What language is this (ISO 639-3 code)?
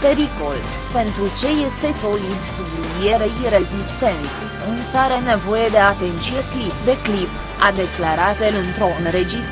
ron